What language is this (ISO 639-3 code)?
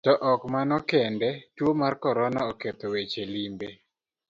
luo